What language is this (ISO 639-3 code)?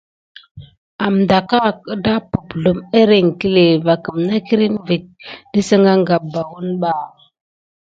gid